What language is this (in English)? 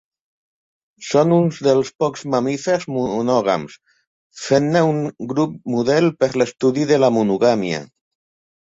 Catalan